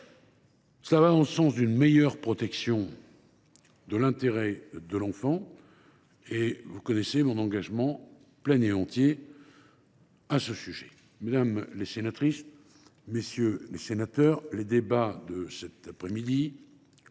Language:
French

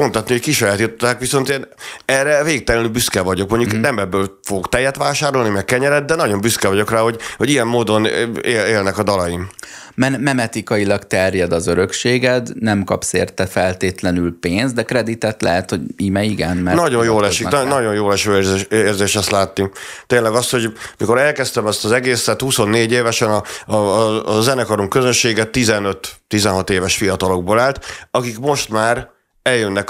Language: Hungarian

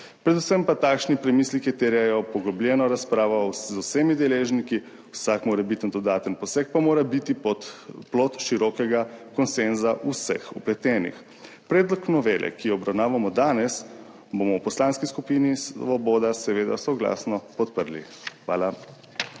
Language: Slovenian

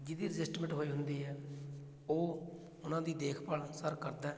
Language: Punjabi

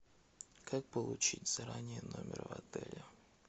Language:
Russian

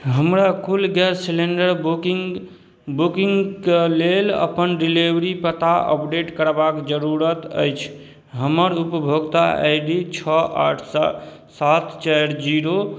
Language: Maithili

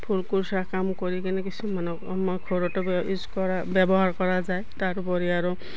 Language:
Assamese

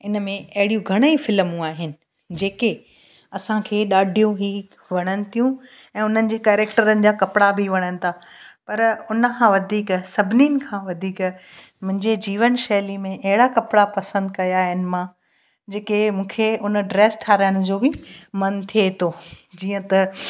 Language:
Sindhi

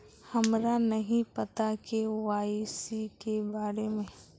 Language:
Magahi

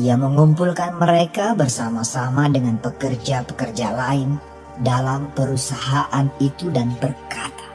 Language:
Indonesian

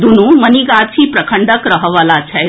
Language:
Maithili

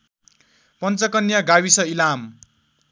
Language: Nepali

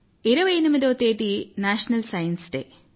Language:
Telugu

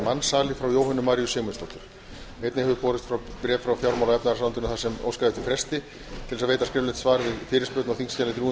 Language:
Icelandic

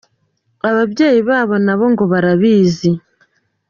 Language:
Kinyarwanda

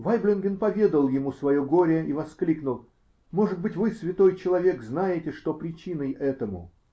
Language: Russian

